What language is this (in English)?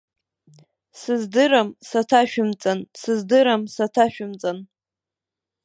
Abkhazian